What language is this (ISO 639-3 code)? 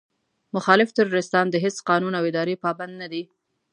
pus